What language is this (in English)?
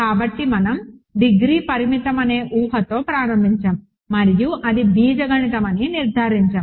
Telugu